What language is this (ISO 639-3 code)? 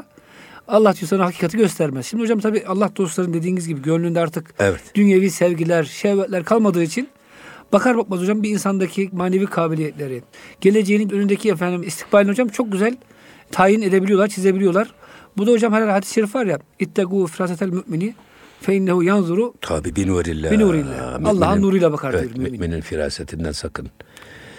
tur